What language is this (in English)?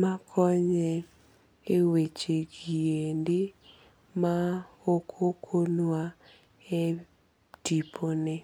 Luo (Kenya and Tanzania)